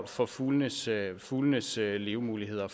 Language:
Danish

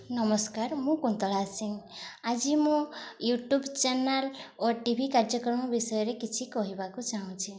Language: Odia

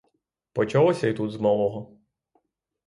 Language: Ukrainian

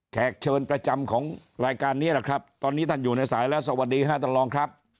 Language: Thai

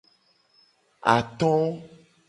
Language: Gen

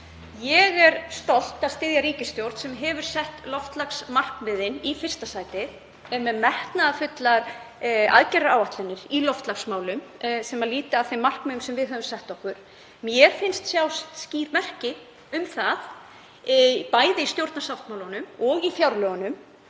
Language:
Icelandic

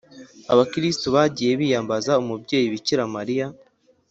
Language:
Kinyarwanda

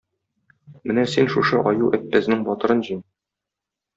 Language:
Tatar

